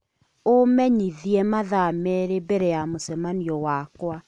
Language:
Kikuyu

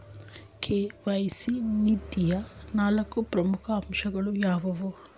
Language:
Kannada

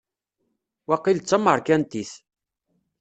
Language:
Kabyle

